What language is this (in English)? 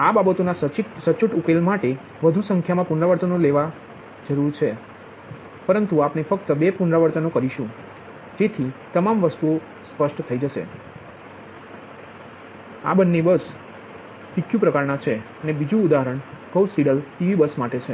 Gujarati